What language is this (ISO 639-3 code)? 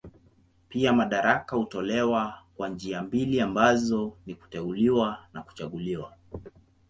swa